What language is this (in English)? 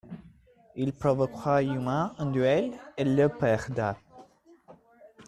French